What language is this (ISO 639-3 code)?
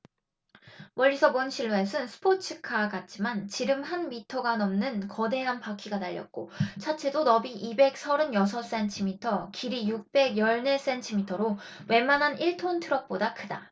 kor